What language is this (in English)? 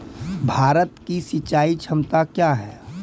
Maithili